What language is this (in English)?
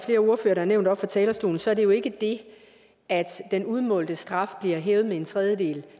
Danish